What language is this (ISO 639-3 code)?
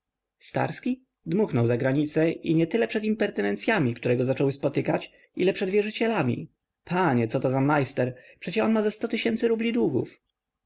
pol